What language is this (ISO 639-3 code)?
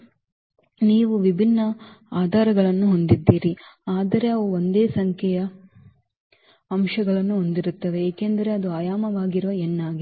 kan